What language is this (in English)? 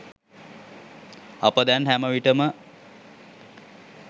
Sinhala